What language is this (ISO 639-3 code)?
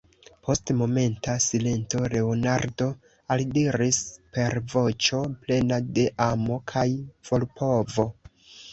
epo